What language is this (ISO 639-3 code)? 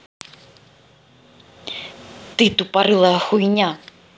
rus